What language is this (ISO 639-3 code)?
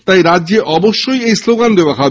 ben